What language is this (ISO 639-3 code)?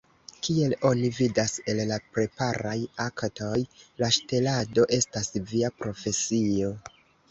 epo